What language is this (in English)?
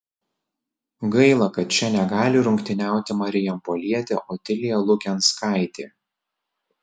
Lithuanian